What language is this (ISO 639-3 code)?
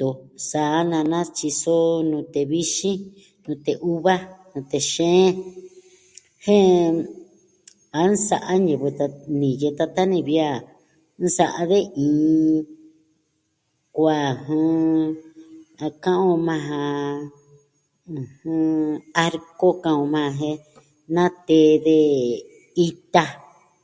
meh